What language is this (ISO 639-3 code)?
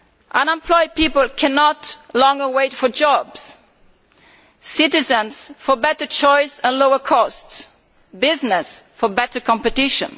eng